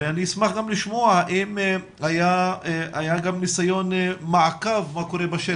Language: Hebrew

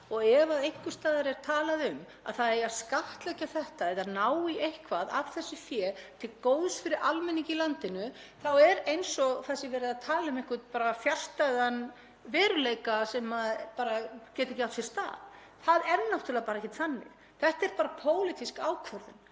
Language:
Icelandic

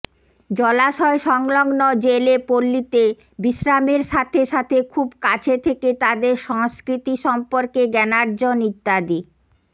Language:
Bangla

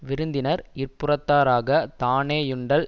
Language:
Tamil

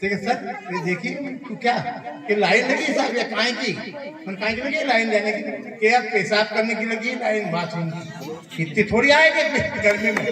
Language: Hindi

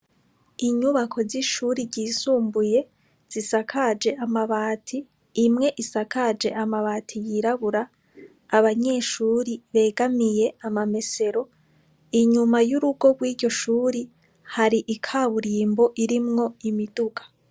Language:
Rundi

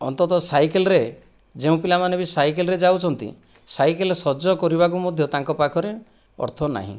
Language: Odia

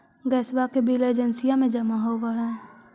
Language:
Magahi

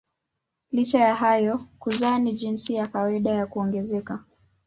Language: Swahili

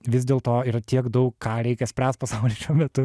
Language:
Lithuanian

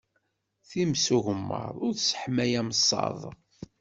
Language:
Kabyle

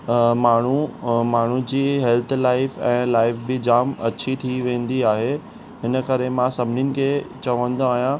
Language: Sindhi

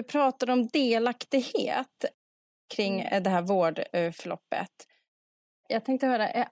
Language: Swedish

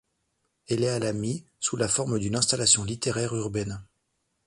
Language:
French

